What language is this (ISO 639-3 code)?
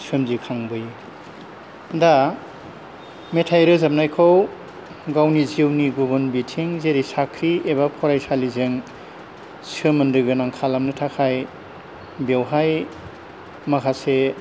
brx